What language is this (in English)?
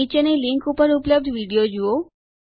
Gujarati